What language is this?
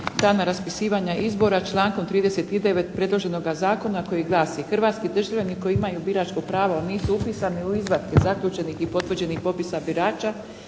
Croatian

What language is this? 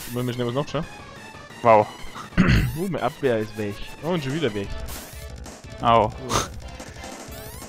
German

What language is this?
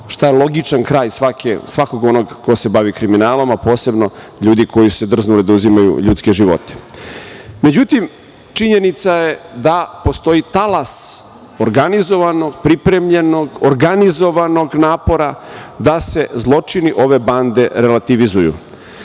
Serbian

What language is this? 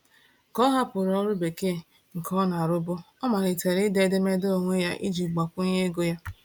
Igbo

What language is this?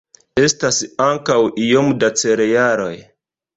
Esperanto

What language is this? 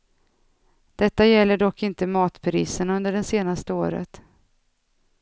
Swedish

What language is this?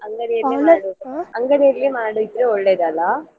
Kannada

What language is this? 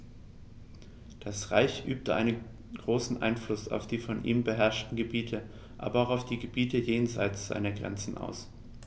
German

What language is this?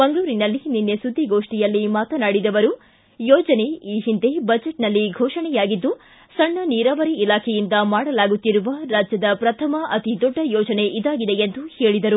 Kannada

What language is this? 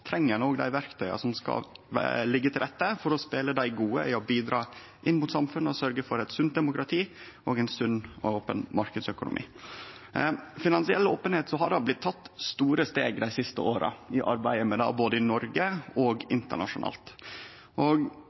Norwegian Nynorsk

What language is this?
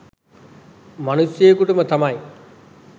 Sinhala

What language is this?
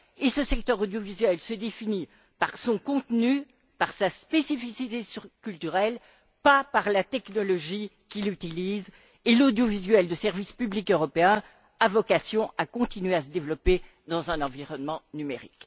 French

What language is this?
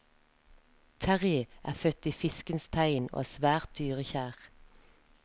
Norwegian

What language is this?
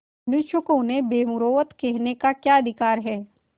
Hindi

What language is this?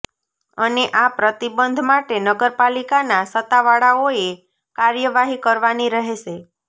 Gujarati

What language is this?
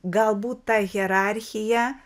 Lithuanian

